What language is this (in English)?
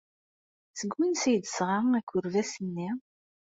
Kabyle